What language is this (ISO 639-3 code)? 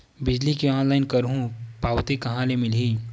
hne